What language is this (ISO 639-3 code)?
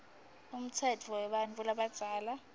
ssw